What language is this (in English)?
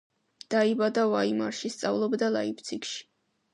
Georgian